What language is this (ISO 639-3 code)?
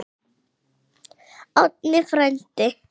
isl